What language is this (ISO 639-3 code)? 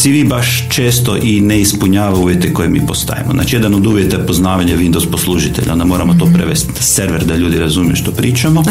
hrv